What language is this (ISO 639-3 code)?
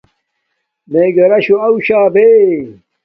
dmk